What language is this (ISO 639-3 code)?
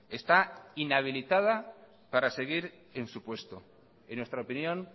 spa